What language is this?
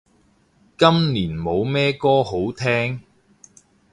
Cantonese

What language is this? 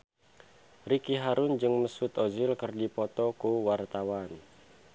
Sundanese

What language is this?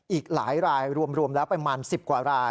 Thai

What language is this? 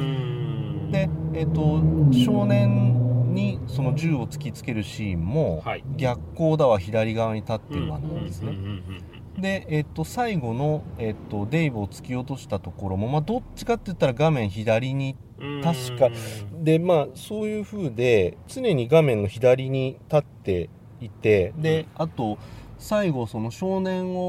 Japanese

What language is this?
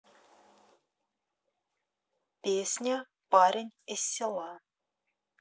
Russian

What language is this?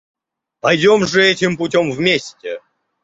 Russian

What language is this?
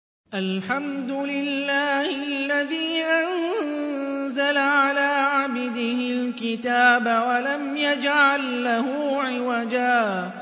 Arabic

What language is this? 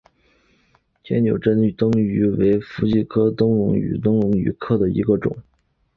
Chinese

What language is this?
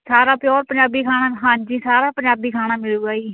Punjabi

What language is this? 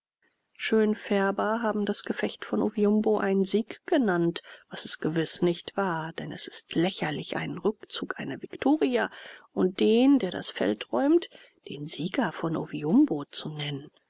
German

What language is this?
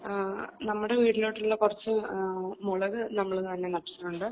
Malayalam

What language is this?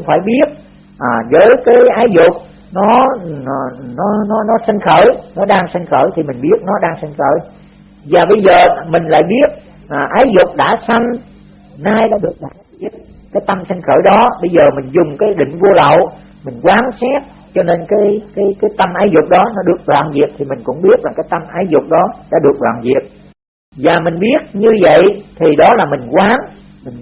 Vietnamese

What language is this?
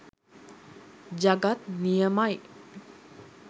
Sinhala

